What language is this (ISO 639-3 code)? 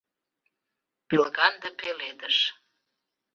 chm